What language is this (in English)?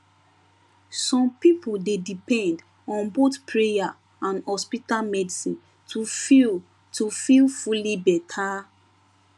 Nigerian Pidgin